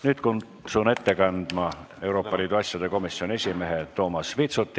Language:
Estonian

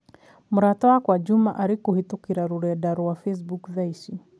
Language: Kikuyu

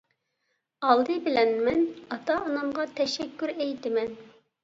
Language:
Uyghur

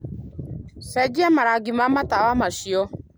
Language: Kikuyu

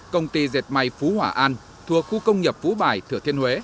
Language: Vietnamese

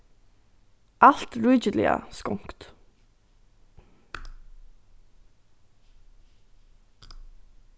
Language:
Faroese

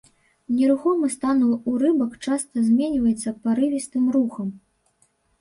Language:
Belarusian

